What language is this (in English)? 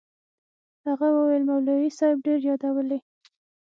Pashto